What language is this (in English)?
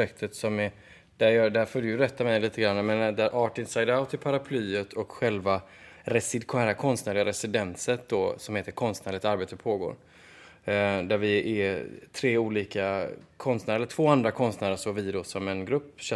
Swedish